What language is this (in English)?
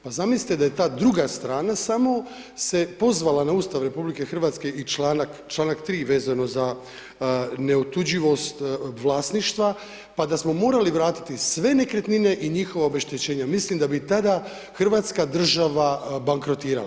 Croatian